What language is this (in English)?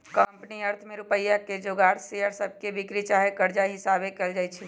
Magahi